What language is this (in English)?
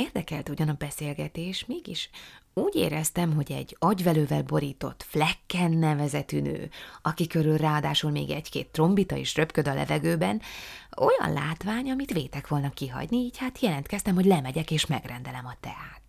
Hungarian